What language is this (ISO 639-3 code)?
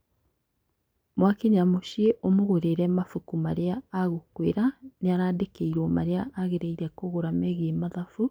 kik